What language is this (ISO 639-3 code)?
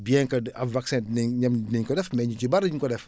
wol